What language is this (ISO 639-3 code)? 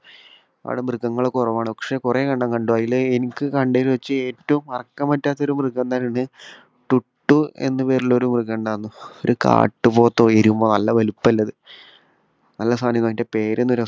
mal